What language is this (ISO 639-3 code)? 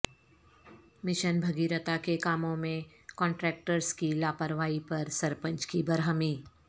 urd